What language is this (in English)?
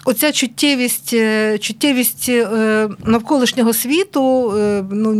Ukrainian